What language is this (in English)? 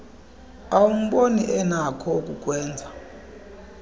Xhosa